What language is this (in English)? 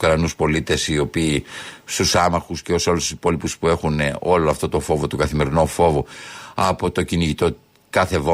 Greek